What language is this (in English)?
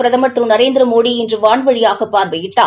Tamil